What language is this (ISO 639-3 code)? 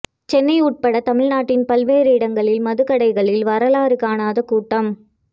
tam